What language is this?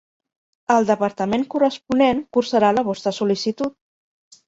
Catalan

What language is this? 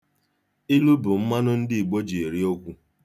Igbo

